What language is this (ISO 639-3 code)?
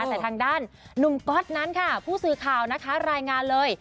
tha